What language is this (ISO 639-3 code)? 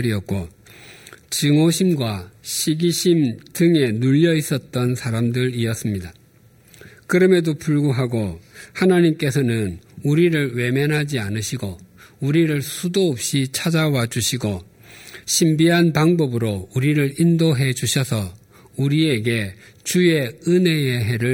kor